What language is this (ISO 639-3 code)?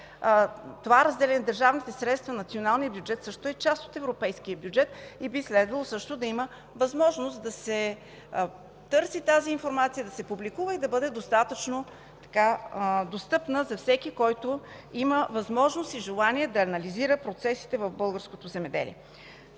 bul